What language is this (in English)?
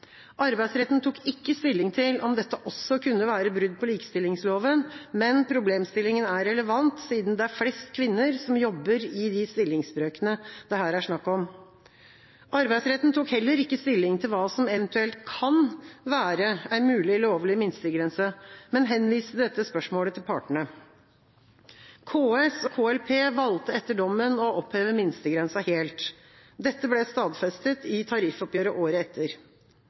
Norwegian Bokmål